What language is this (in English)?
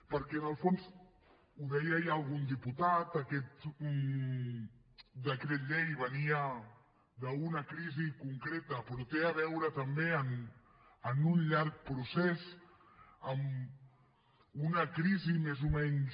Catalan